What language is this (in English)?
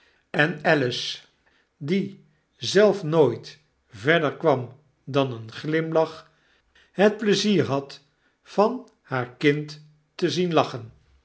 Dutch